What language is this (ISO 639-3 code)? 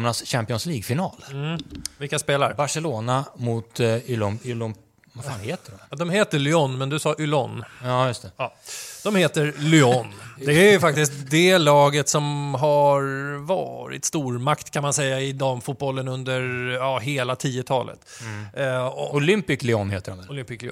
swe